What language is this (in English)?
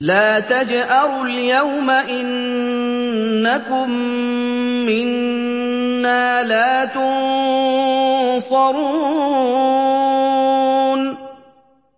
Arabic